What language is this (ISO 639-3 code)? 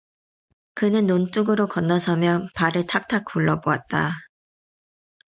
kor